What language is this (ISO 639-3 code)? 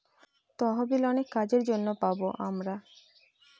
ben